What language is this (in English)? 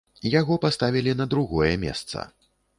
Belarusian